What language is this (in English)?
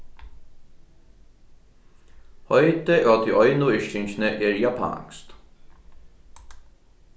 Faroese